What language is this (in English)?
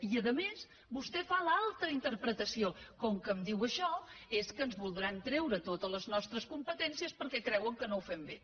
Catalan